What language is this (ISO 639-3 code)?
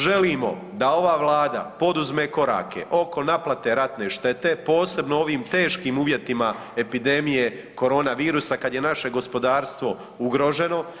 hrv